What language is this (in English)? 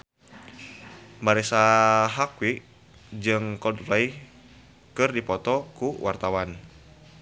Sundanese